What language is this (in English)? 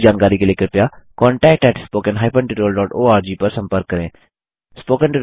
Hindi